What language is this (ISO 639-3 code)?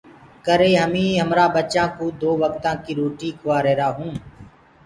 ggg